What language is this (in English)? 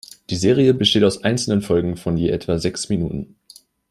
German